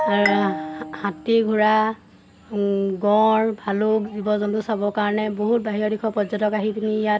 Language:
Assamese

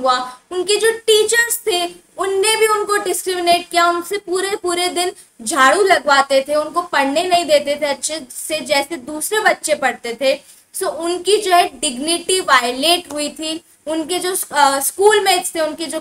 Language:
Hindi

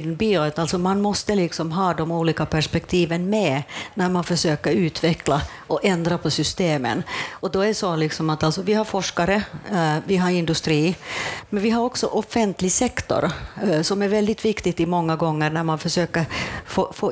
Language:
Swedish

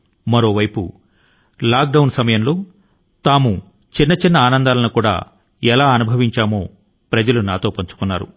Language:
Telugu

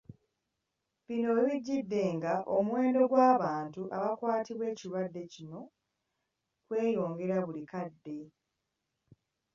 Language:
Ganda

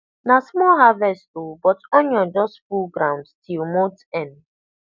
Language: Nigerian Pidgin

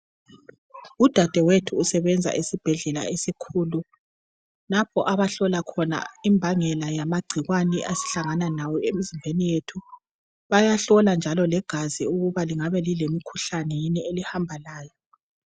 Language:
North Ndebele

